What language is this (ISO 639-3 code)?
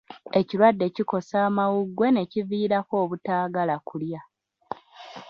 lug